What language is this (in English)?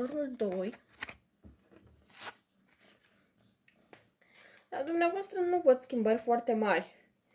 Romanian